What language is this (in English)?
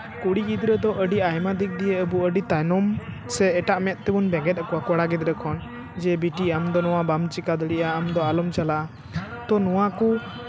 Santali